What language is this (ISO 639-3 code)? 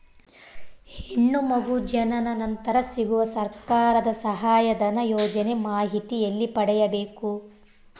kan